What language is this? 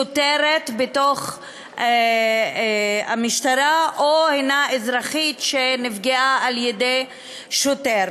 Hebrew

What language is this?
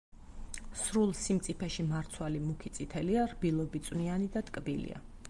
Georgian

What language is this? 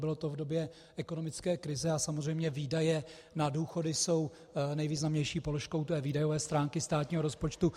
Czech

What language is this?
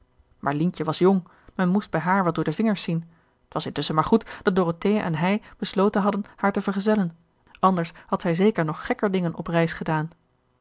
Dutch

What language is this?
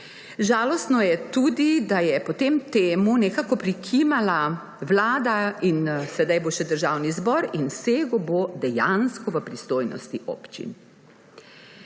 Slovenian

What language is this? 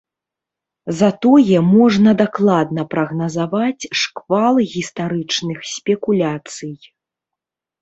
Belarusian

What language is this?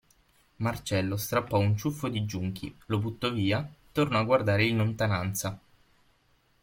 Italian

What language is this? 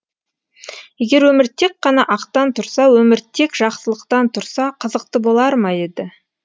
Kazakh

